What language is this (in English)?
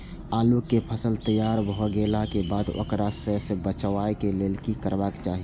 Maithili